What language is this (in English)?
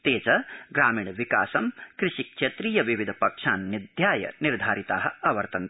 Sanskrit